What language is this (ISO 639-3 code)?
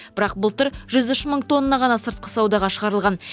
kaz